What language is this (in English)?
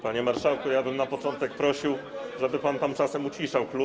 Polish